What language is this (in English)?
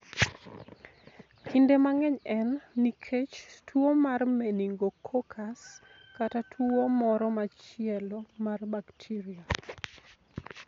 Luo (Kenya and Tanzania)